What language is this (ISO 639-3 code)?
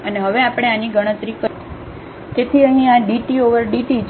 guj